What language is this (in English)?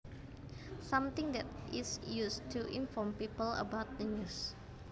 Javanese